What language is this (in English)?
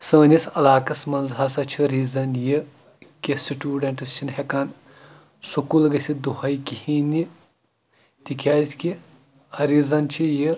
Kashmiri